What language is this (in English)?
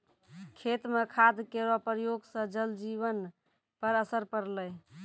Maithili